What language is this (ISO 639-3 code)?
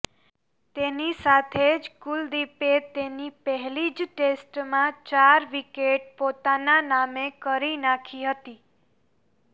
guj